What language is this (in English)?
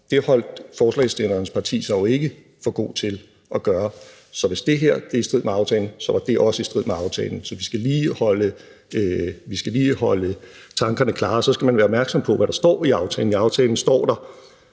Danish